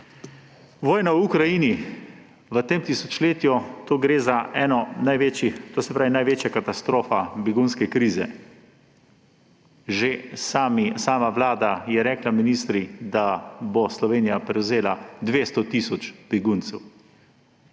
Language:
Slovenian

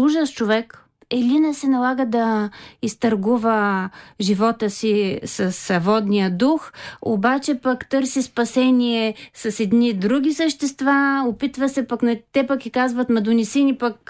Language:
Bulgarian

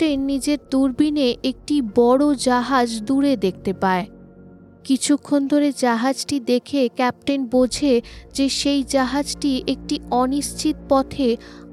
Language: Bangla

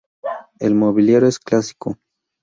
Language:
Spanish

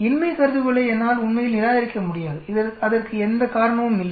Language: Tamil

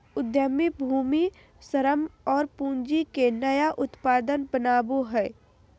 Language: Magahi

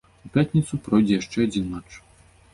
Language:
Belarusian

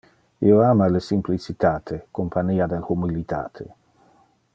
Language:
Interlingua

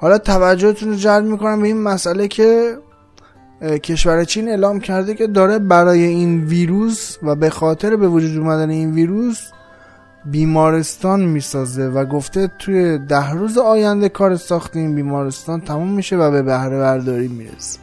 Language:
Persian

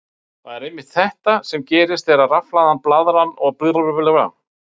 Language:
Icelandic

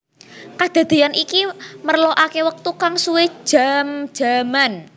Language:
Javanese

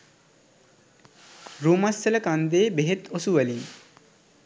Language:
Sinhala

